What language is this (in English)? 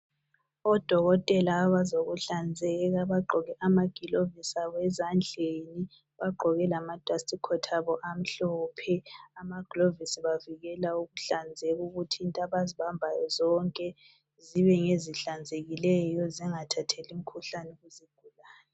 North Ndebele